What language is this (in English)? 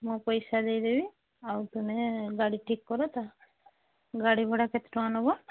Odia